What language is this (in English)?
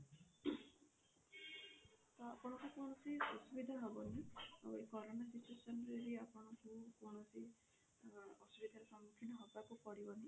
Odia